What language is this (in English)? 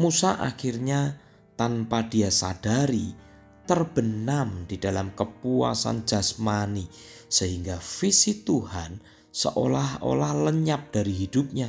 Indonesian